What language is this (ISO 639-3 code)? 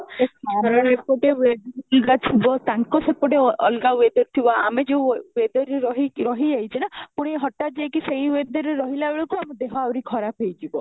ori